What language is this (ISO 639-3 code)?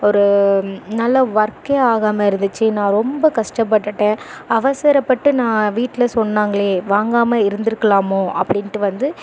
tam